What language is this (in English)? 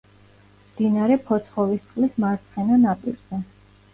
Georgian